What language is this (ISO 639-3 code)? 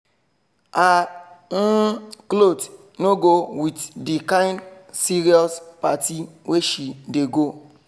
pcm